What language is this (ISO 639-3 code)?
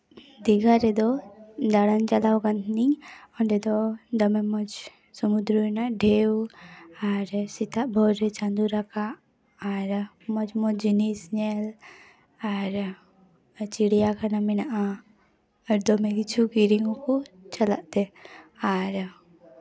sat